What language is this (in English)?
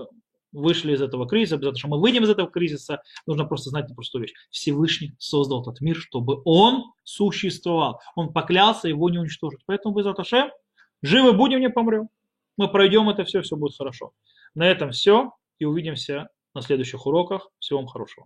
Russian